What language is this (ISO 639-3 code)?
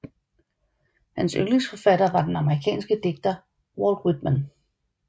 dan